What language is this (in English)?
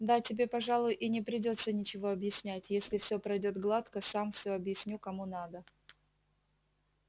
Russian